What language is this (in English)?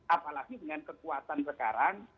Indonesian